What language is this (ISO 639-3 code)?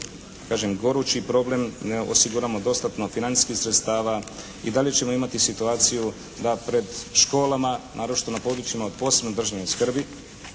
hrv